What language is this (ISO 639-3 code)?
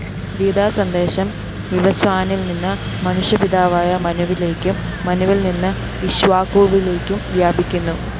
mal